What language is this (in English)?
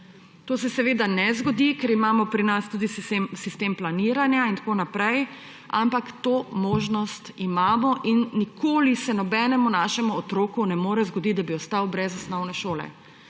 Slovenian